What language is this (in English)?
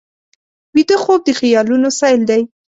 Pashto